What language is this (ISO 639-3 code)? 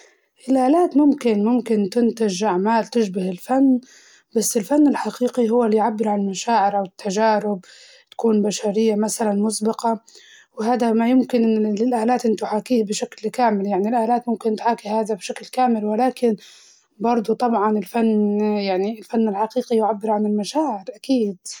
ayl